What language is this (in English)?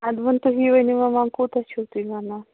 Kashmiri